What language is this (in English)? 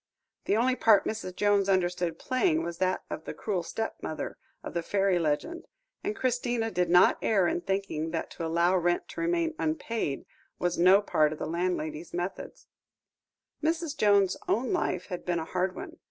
English